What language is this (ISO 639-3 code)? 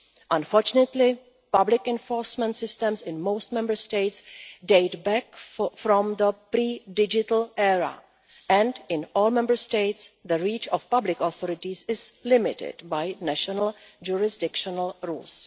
eng